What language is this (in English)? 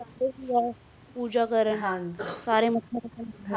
Punjabi